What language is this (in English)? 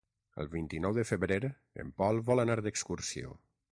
Catalan